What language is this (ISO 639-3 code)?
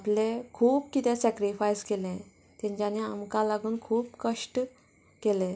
kok